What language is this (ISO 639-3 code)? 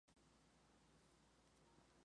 spa